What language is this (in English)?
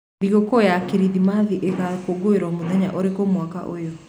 Kikuyu